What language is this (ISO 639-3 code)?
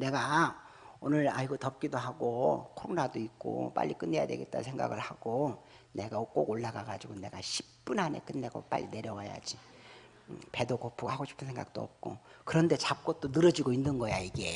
kor